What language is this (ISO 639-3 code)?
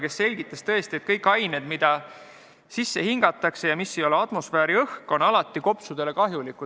est